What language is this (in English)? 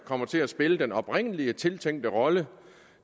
Danish